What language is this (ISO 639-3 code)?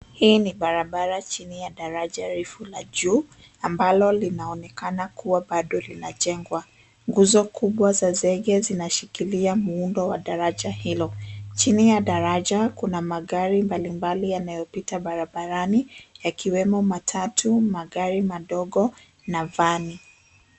swa